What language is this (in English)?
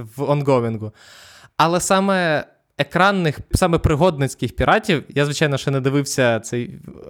Ukrainian